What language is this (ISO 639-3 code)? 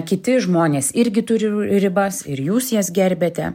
lit